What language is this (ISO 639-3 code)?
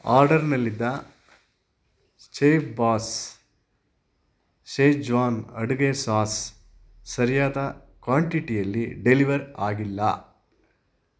kan